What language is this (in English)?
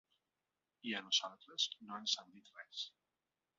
Catalan